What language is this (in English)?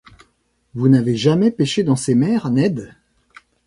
French